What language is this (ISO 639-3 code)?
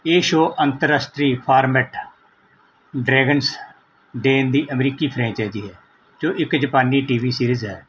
pan